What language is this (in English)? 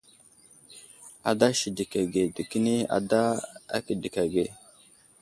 Wuzlam